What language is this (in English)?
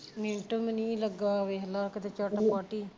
Punjabi